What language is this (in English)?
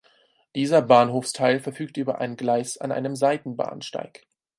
German